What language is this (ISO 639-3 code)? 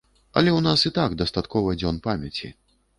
bel